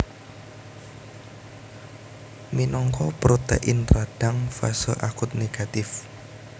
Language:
Javanese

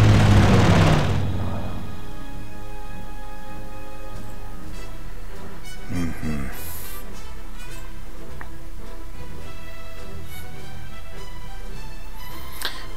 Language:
Russian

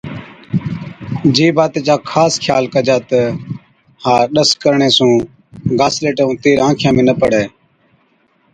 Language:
Od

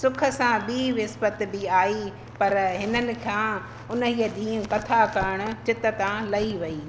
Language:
Sindhi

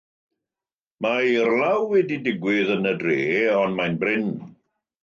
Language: Welsh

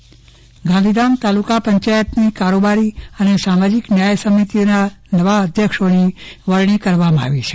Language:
Gujarati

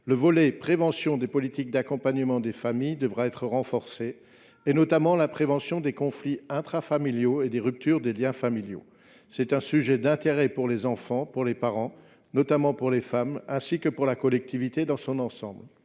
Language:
French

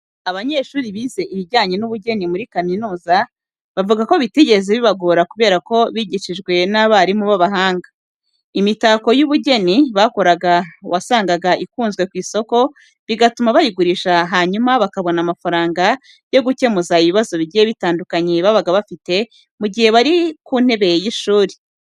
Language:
Kinyarwanda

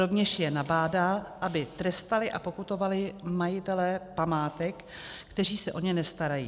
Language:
Czech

